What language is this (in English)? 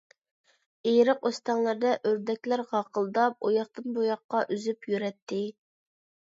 Uyghur